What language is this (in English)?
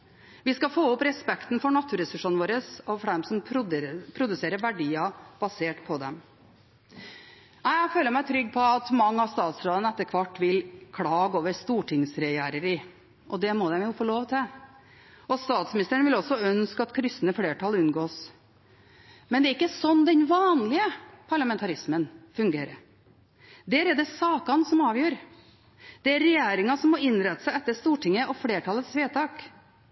Norwegian Bokmål